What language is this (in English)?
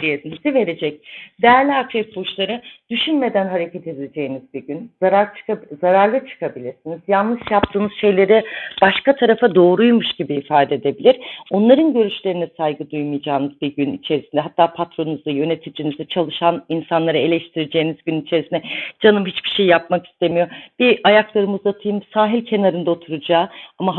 Turkish